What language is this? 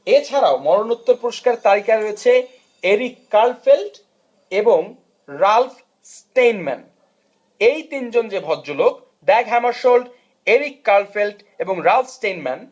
Bangla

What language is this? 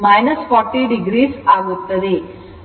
Kannada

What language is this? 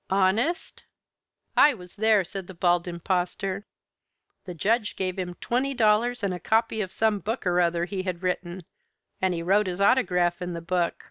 English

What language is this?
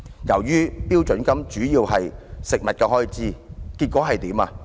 Cantonese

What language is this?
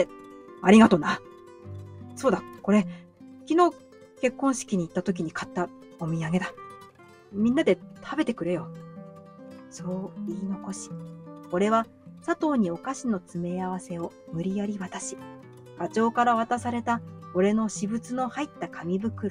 Japanese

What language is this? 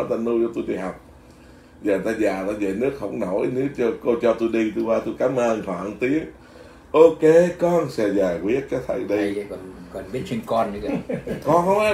Vietnamese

